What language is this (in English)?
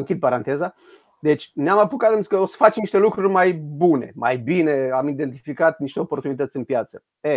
Romanian